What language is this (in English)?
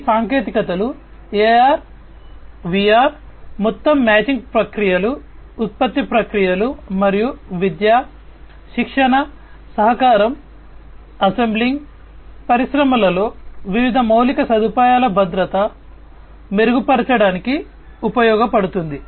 Telugu